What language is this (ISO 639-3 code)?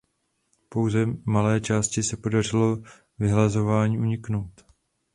ces